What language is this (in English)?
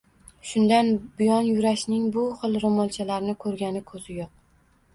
Uzbek